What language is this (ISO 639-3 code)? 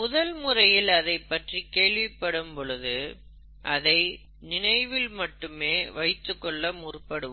tam